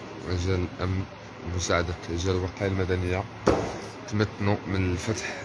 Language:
Arabic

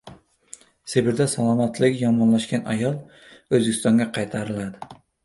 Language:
Uzbek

